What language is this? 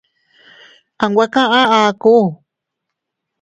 Teutila Cuicatec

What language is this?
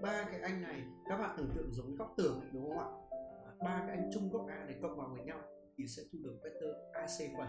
Vietnamese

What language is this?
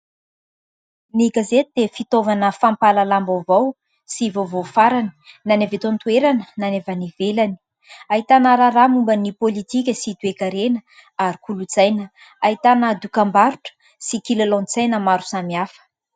Malagasy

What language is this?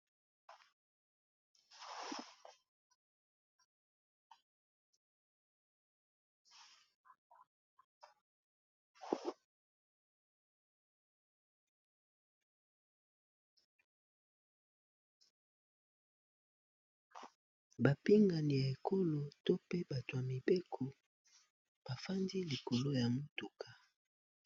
Lingala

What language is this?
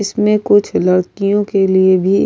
Urdu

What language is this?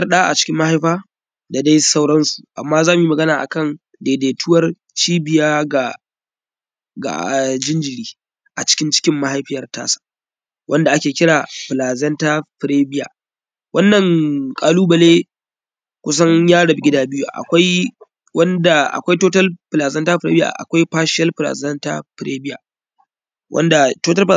Hausa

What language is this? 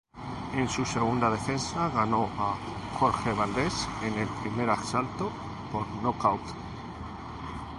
Spanish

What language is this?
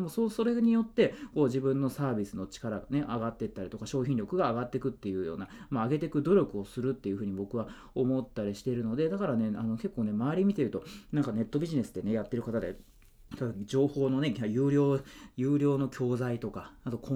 Japanese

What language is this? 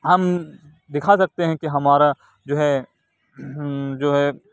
Urdu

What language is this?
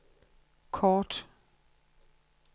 Danish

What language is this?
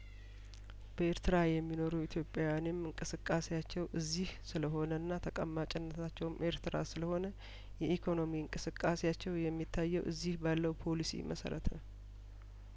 Amharic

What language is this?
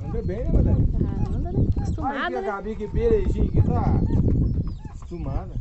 Portuguese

